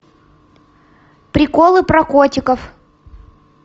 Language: Russian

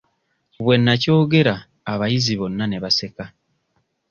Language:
Ganda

